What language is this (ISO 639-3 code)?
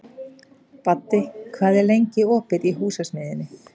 isl